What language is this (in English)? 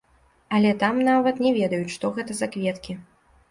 Belarusian